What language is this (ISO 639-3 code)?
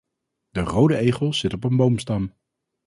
nld